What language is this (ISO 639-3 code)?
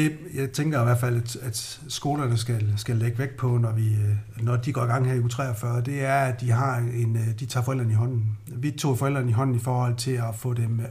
dan